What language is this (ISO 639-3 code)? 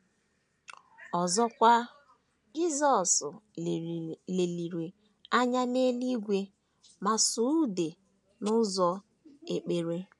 ibo